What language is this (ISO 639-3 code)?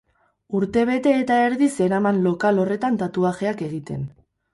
eus